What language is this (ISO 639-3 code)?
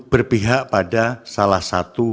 ind